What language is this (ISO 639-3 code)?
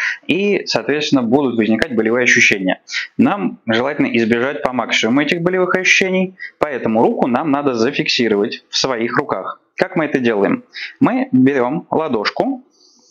rus